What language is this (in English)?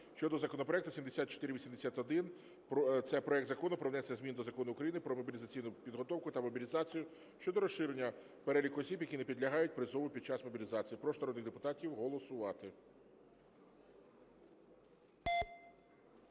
Ukrainian